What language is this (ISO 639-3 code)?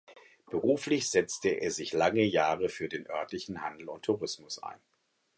deu